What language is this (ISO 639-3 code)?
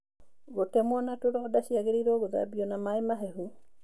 kik